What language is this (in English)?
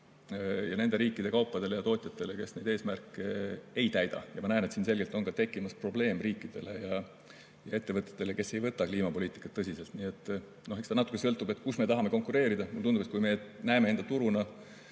Estonian